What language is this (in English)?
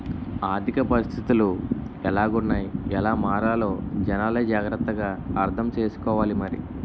Telugu